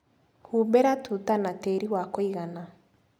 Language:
Kikuyu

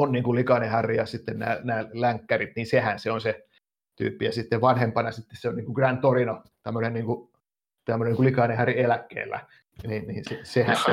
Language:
Finnish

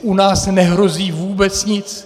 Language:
Czech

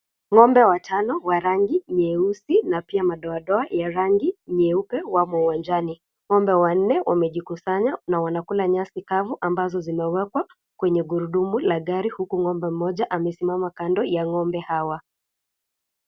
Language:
Swahili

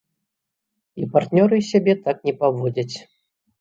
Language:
Belarusian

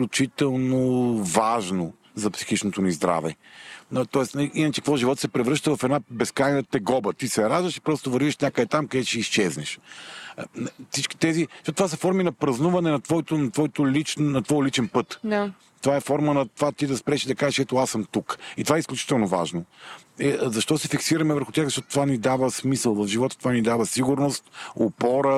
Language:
Bulgarian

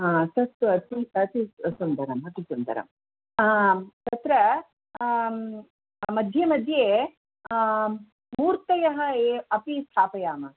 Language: Sanskrit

